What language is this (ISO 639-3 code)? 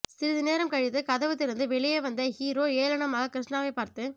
tam